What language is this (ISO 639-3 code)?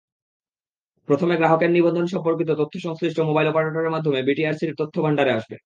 ben